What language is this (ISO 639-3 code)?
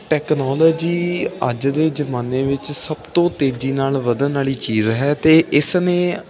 pan